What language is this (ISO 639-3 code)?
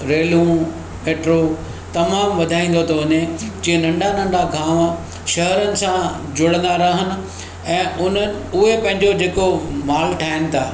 snd